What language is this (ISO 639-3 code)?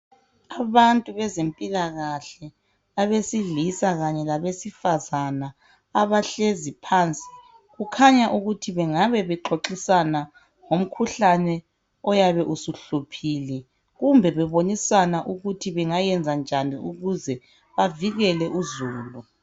nde